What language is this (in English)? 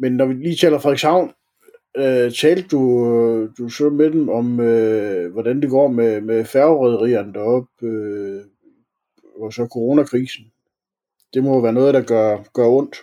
Danish